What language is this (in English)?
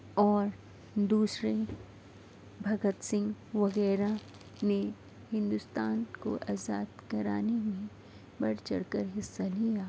Urdu